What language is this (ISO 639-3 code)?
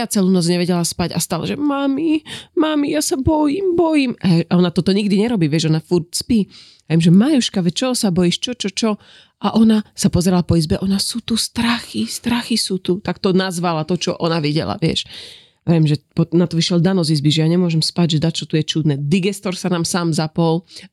slk